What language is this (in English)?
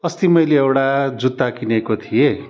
Nepali